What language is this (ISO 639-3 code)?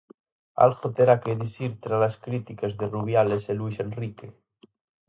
glg